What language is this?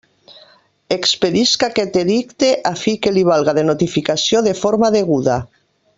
Catalan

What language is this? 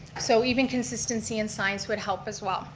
English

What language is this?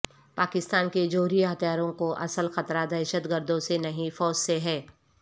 Urdu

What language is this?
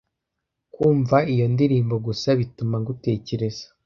Kinyarwanda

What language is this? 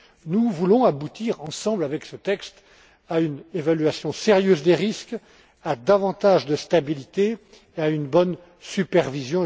French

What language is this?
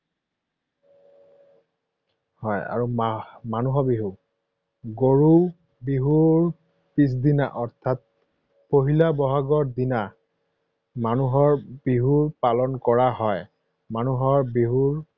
Assamese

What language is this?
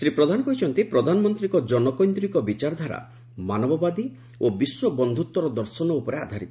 Odia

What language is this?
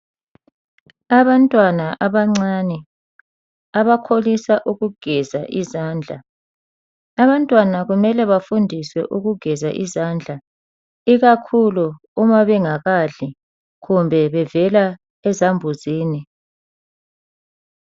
North Ndebele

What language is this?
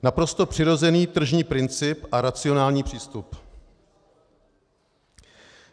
Czech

